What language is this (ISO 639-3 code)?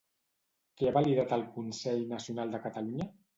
cat